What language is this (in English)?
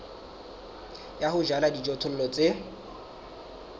Southern Sotho